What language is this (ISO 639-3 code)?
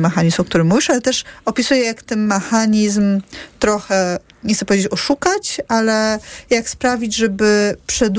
pol